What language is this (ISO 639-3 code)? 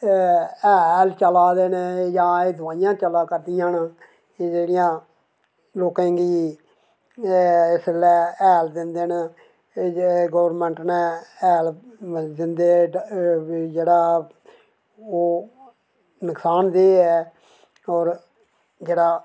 doi